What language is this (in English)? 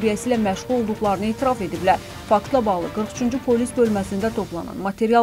Turkish